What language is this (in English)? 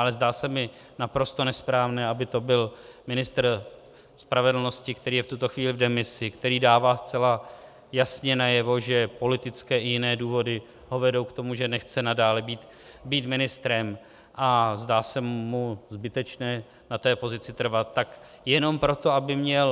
Czech